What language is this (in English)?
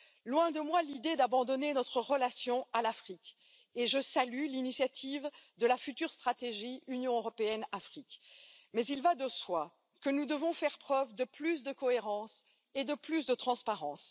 French